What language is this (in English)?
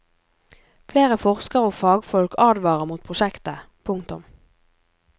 Norwegian